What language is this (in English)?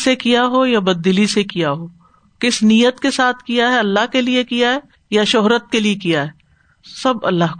Urdu